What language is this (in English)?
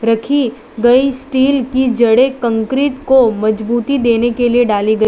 Hindi